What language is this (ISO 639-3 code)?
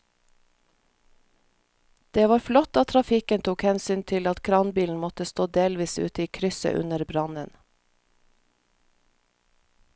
nor